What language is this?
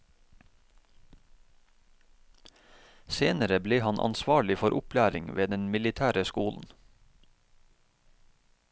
Norwegian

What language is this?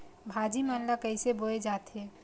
Chhattisgarhi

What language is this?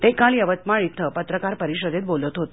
Marathi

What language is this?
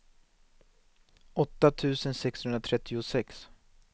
Swedish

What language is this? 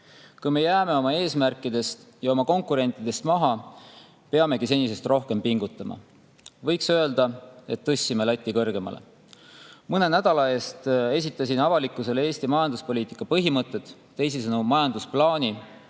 Estonian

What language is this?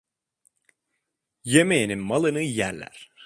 Turkish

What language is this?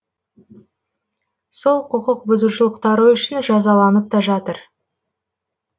Kazakh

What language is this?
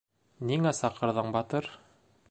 Bashkir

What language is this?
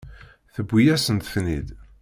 Kabyle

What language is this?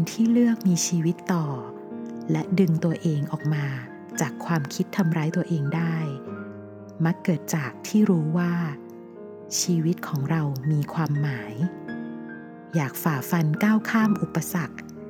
Thai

